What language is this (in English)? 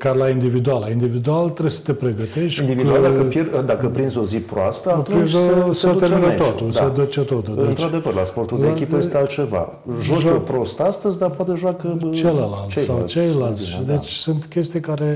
Romanian